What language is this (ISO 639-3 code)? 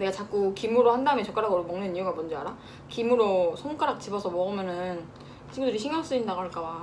kor